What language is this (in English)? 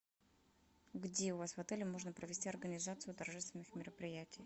Russian